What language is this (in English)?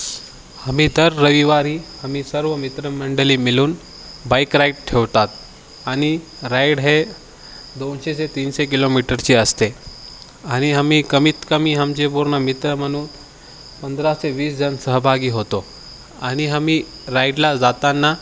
Marathi